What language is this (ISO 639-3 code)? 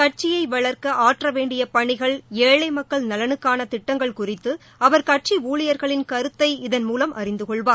tam